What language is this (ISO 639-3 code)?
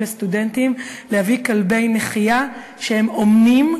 heb